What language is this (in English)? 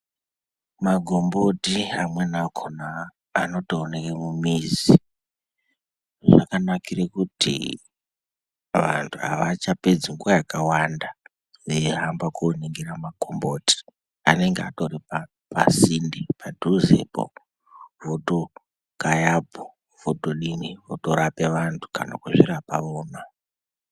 Ndau